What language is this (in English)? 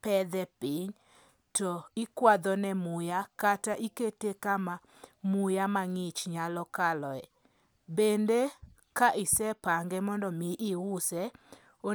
Luo (Kenya and Tanzania)